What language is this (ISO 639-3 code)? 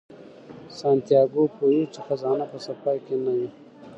pus